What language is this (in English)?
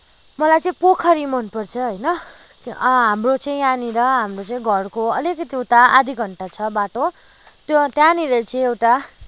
Nepali